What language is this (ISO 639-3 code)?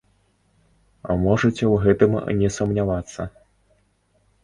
bel